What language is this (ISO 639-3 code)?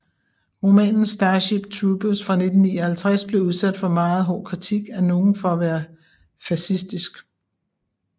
dan